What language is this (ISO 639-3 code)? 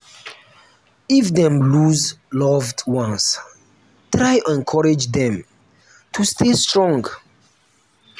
pcm